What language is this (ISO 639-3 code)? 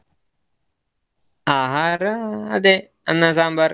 kan